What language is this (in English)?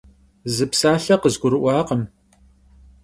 Kabardian